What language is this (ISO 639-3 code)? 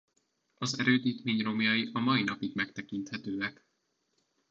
hun